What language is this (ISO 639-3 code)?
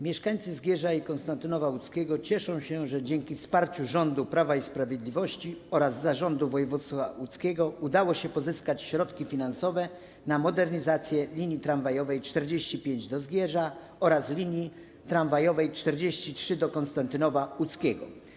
pol